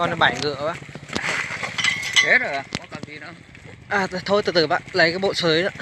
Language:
Vietnamese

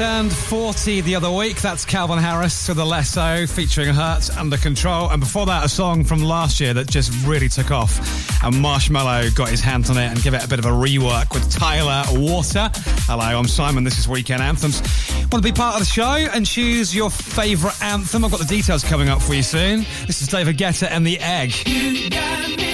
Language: English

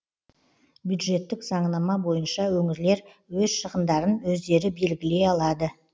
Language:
Kazakh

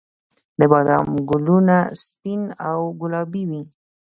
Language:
Pashto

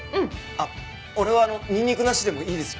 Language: Japanese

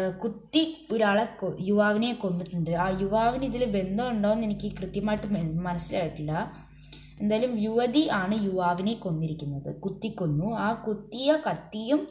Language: Malayalam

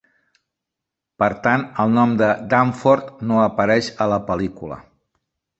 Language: Catalan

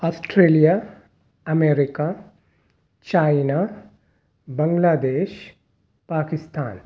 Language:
Urdu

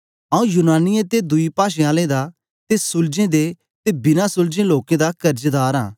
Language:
Dogri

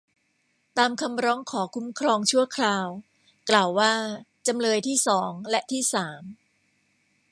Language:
Thai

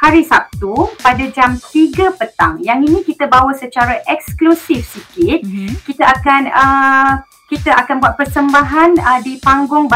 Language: Malay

